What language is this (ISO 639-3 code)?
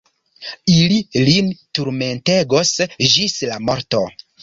epo